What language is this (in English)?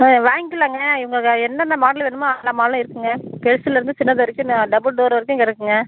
Tamil